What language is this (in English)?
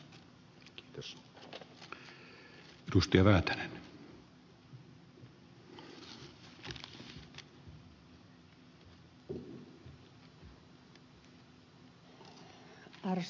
Finnish